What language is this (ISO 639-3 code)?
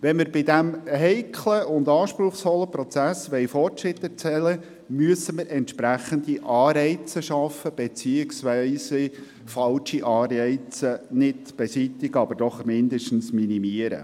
gsw